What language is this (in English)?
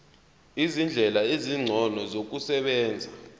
Zulu